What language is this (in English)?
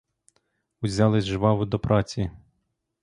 Ukrainian